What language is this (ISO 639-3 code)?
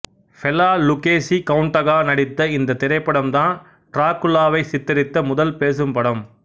tam